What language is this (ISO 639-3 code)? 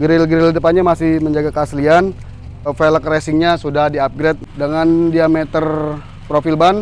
ind